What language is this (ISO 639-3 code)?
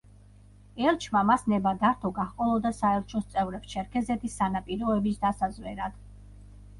kat